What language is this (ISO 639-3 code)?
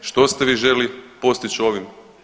hrv